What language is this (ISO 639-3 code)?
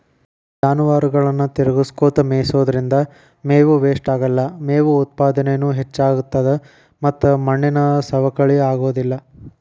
kan